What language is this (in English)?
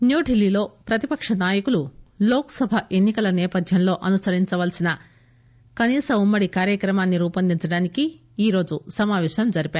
Telugu